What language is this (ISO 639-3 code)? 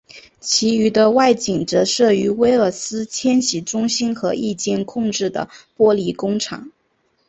zho